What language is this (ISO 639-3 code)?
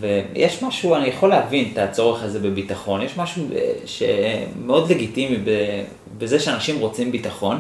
heb